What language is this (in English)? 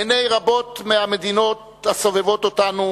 Hebrew